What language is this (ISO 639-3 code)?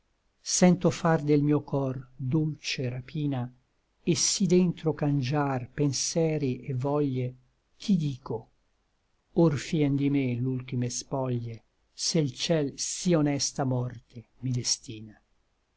ita